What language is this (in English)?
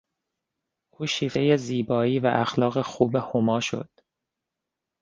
Persian